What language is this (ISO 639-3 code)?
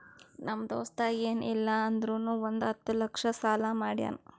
kan